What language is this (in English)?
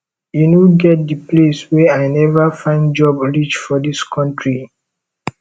Nigerian Pidgin